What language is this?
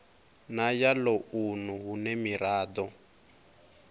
Venda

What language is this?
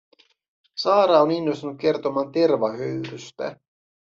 Finnish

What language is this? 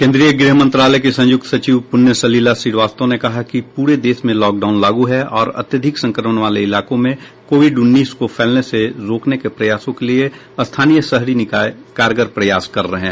Hindi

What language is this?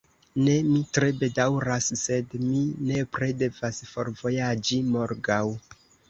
Esperanto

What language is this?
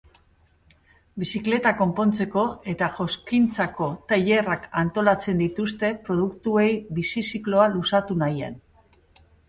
Basque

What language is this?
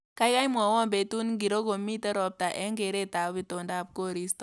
Kalenjin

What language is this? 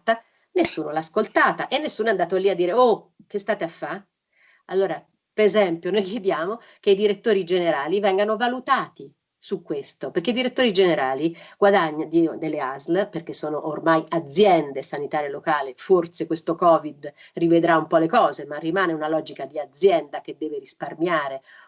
Italian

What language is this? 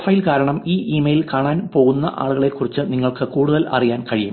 Malayalam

